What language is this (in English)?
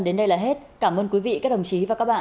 Vietnamese